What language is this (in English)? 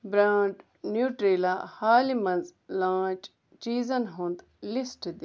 Kashmiri